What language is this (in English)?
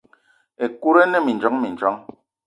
Eton (Cameroon)